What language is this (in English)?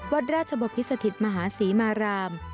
Thai